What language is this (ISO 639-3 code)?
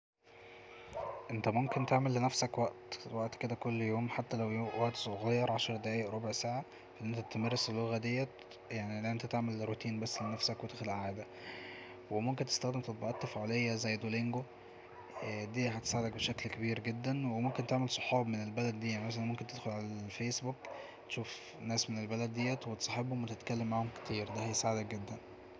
arz